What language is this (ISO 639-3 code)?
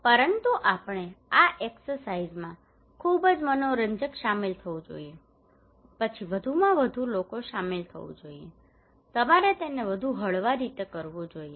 guj